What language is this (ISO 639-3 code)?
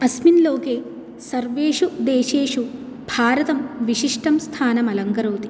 san